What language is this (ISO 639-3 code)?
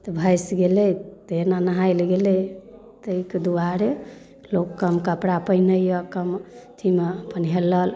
mai